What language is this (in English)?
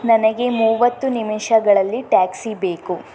Kannada